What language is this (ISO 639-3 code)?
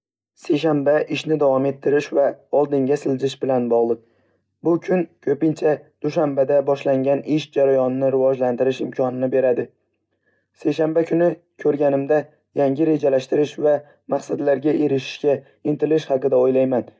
uzb